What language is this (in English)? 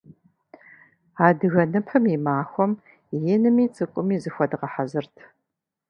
Kabardian